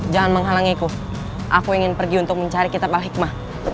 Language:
Indonesian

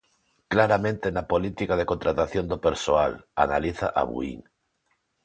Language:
Galician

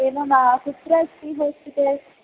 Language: Sanskrit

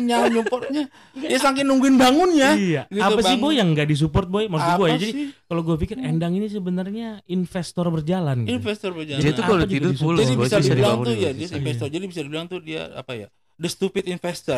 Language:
Indonesian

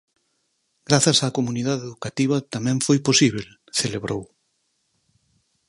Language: Galician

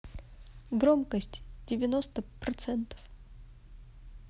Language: Russian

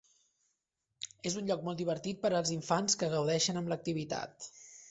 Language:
Catalan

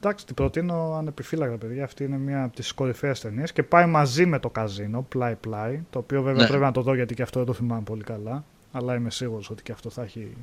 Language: Greek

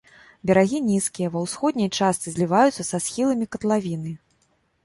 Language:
Belarusian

